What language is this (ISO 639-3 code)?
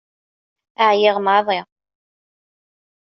kab